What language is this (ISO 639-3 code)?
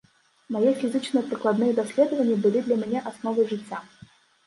bel